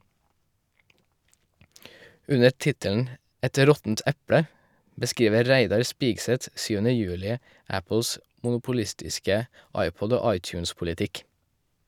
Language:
Norwegian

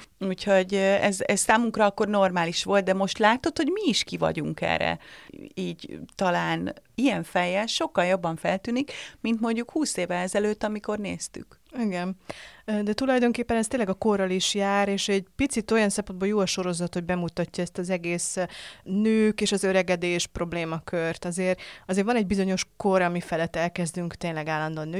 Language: Hungarian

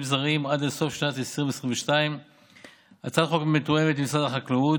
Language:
Hebrew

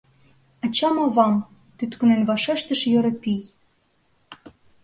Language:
Mari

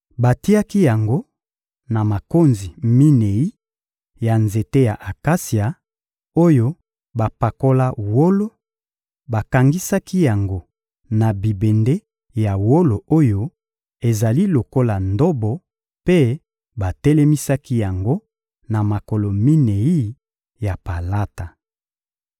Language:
Lingala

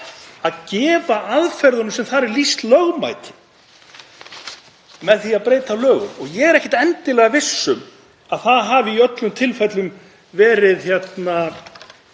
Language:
Icelandic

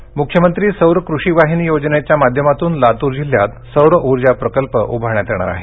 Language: Marathi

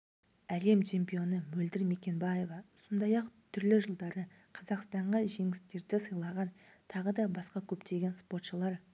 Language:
Kazakh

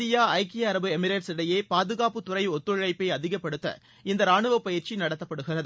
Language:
Tamil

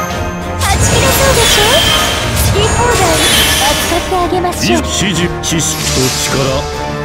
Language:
Japanese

